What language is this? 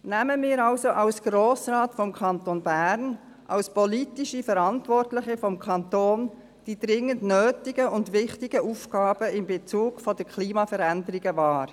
Swiss German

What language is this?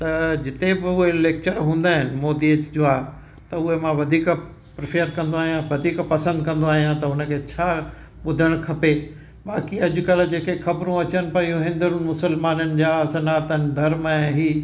Sindhi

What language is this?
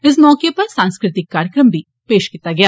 Dogri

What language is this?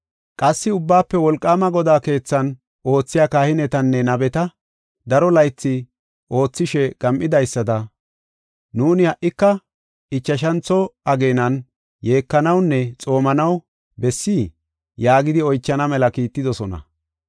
Gofa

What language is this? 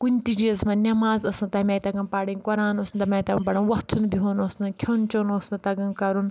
Kashmiri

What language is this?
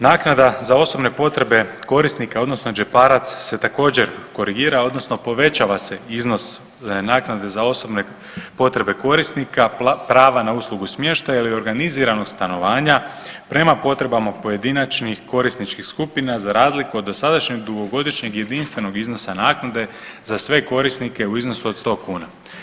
Croatian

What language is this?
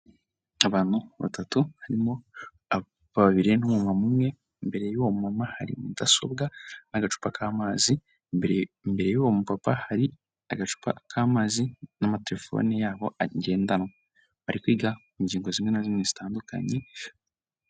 Kinyarwanda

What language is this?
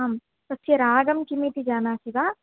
Sanskrit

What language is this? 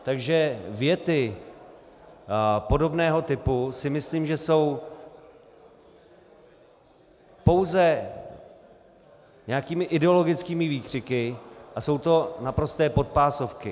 Czech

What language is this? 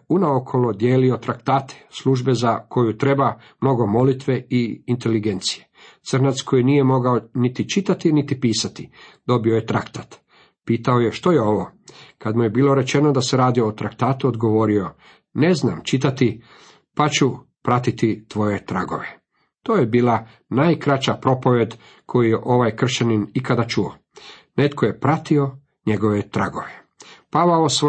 Croatian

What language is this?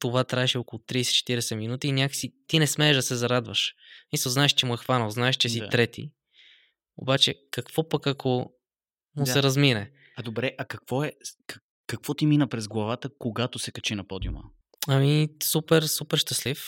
Bulgarian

